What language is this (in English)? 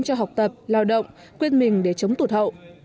Vietnamese